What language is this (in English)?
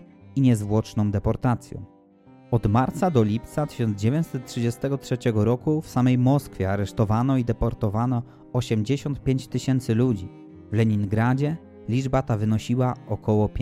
Polish